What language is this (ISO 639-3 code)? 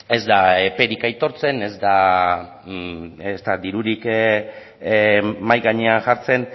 eus